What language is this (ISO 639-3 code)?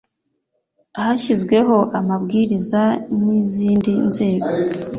kin